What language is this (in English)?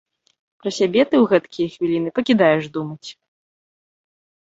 Belarusian